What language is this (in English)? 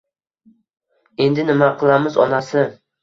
Uzbek